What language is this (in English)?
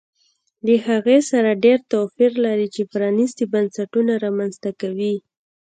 Pashto